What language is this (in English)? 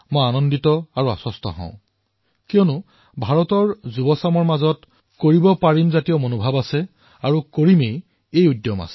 Assamese